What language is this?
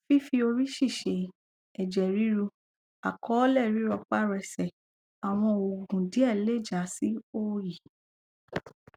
Yoruba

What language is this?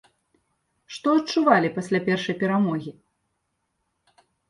Belarusian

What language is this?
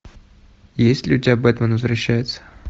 Russian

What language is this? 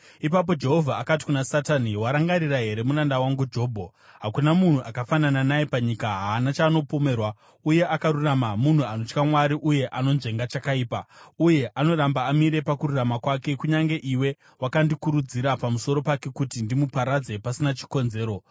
Shona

